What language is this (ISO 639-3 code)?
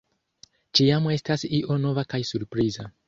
epo